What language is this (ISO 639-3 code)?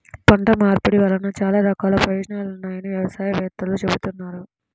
tel